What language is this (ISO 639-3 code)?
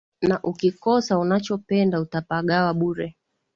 swa